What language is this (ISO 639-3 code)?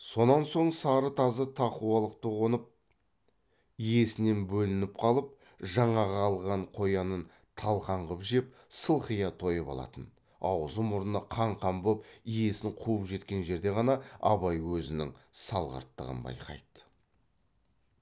kaz